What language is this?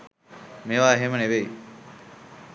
Sinhala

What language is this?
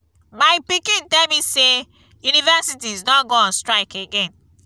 Nigerian Pidgin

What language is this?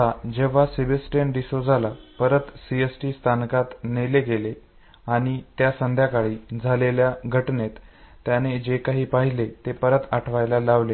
Marathi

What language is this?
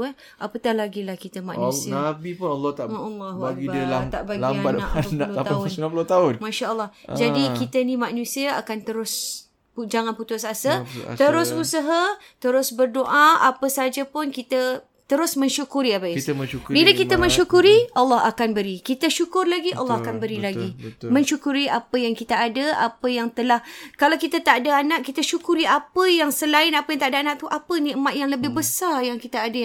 Malay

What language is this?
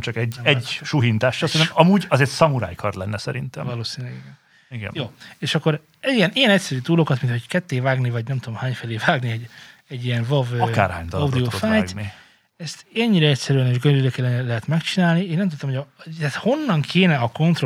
Hungarian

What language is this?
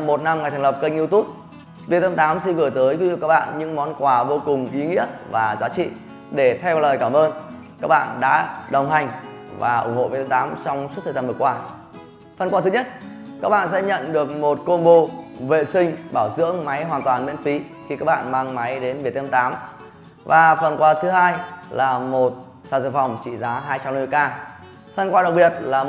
Vietnamese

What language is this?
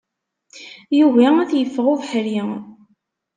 Kabyle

